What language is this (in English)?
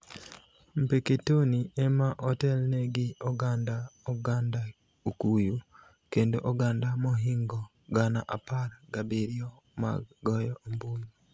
Luo (Kenya and Tanzania)